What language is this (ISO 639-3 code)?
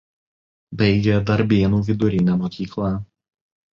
lit